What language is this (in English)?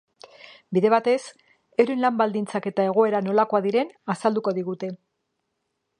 Basque